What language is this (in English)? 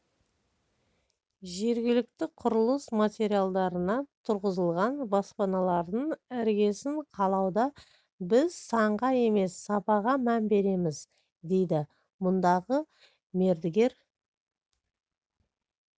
Kazakh